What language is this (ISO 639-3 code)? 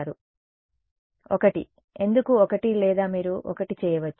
tel